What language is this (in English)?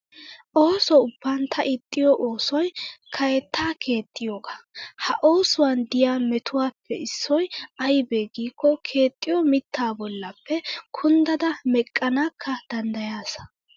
Wolaytta